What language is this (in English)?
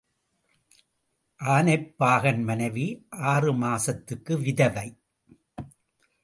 Tamil